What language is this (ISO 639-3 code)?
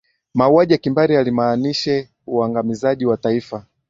swa